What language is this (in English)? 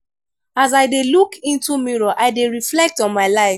Nigerian Pidgin